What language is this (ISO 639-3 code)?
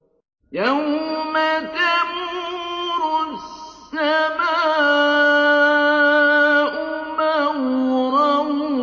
ara